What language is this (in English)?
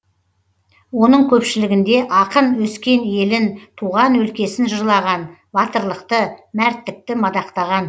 Kazakh